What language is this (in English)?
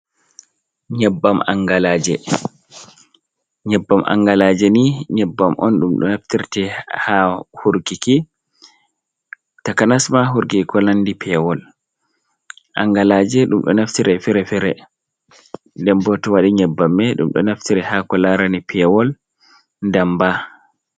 Fula